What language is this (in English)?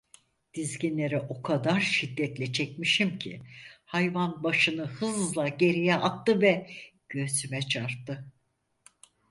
Turkish